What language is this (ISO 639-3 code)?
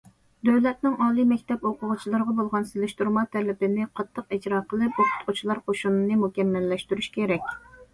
uig